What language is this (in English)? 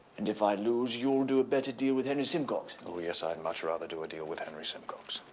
English